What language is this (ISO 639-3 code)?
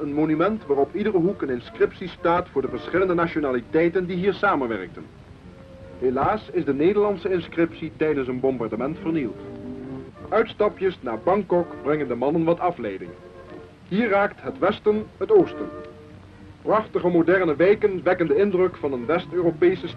nld